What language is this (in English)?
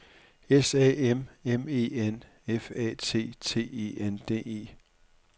Danish